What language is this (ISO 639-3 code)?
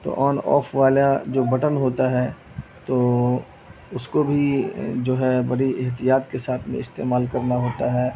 urd